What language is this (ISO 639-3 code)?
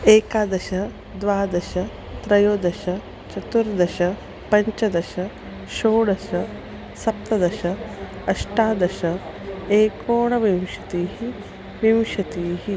san